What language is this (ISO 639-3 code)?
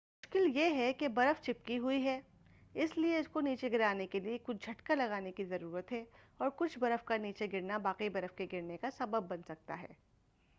urd